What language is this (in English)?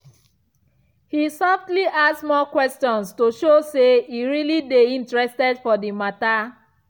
Nigerian Pidgin